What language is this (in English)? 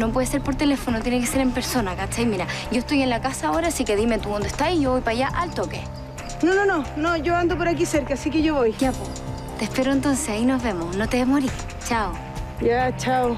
Spanish